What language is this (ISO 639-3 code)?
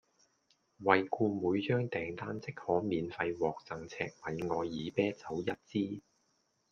yue